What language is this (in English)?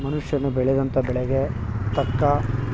Kannada